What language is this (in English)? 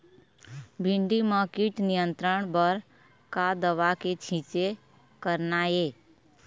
Chhattisgarhi